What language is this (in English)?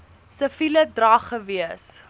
Afrikaans